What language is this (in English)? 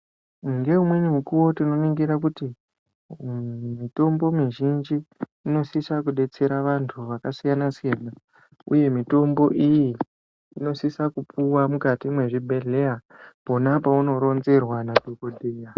Ndau